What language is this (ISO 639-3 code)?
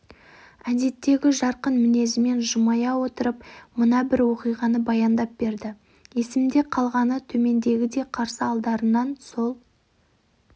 kaz